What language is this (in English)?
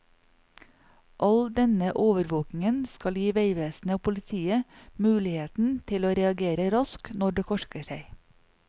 Norwegian